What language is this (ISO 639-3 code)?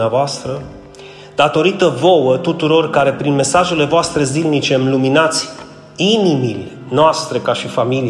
ron